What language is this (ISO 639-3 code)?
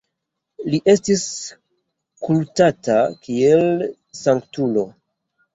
epo